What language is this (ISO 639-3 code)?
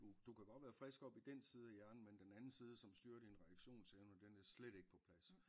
dan